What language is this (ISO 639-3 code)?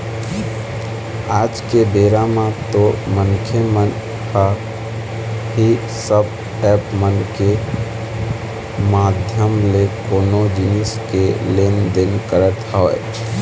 hne